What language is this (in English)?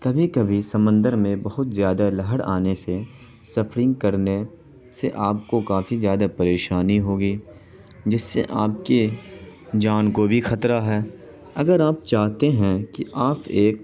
Urdu